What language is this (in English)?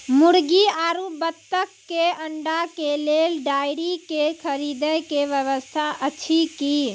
Maithili